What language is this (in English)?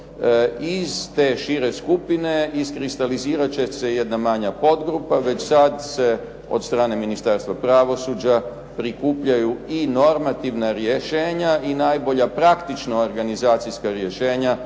Croatian